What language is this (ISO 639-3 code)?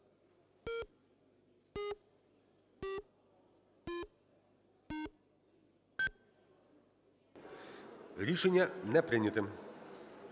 ukr